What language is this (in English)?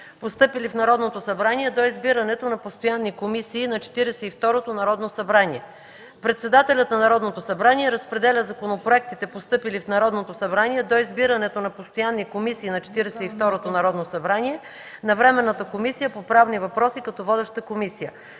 Bulgarian